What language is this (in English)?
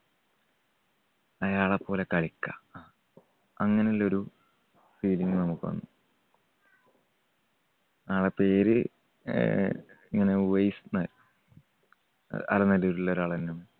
Malayalam